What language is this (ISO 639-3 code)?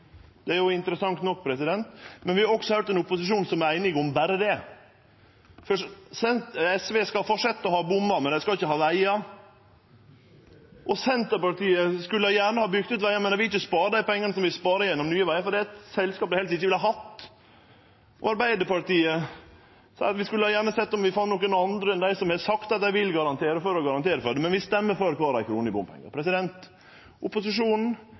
nno